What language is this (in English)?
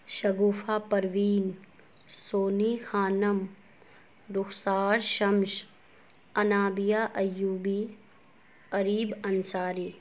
Urdu